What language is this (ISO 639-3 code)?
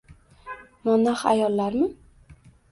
uzb